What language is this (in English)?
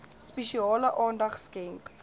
Afrikaans